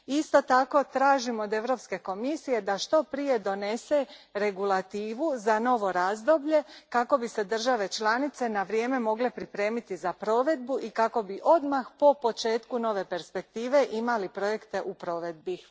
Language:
Croatian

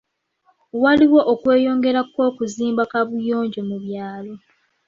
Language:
Ganda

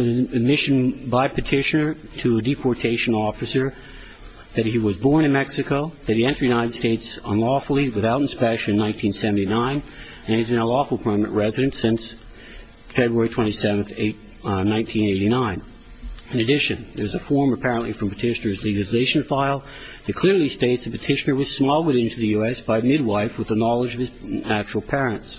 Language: English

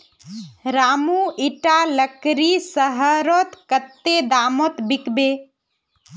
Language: Magahi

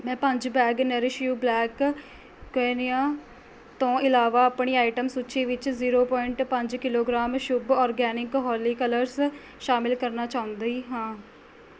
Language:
Punjabi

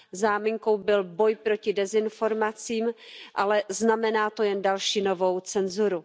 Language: Czech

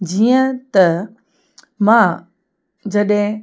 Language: Sindhi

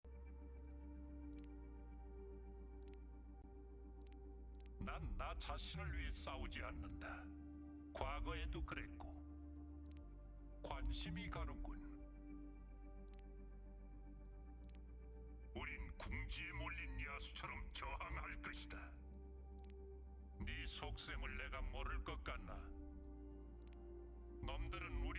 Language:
Korean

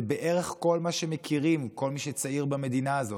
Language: Hebrew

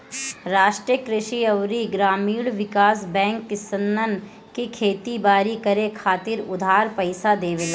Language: Bhojpuri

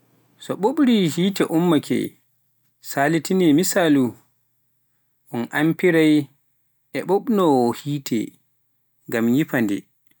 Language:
Pular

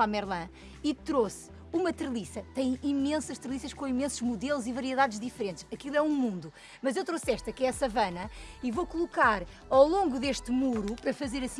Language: Portuguese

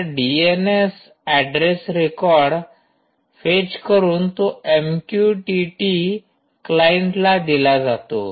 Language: Marathi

